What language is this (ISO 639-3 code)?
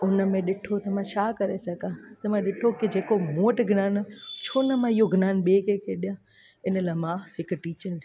snd